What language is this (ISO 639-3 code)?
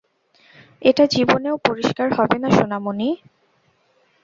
ben